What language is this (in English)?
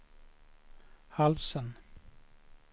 Swedish